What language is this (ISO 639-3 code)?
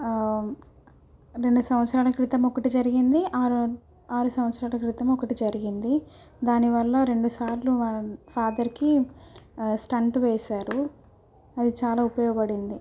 tel